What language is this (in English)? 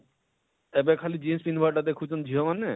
Odia